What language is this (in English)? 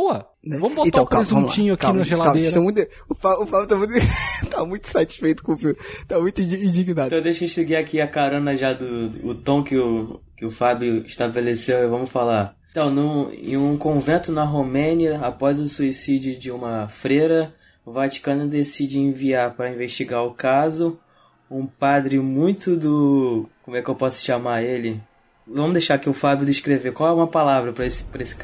Portuguese